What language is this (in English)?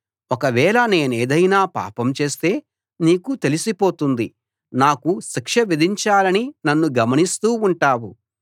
Telugu